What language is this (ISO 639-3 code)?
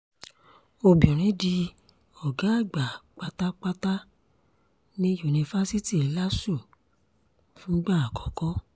yor